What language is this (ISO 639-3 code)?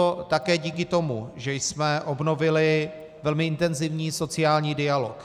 ces